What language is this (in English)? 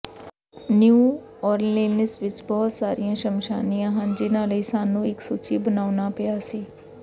Punjabi